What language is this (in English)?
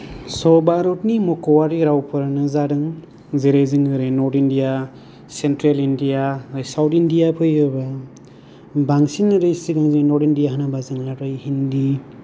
Bodo